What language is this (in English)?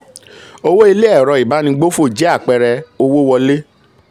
Yoruba